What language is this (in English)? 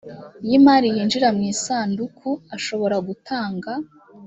Kinyarwanda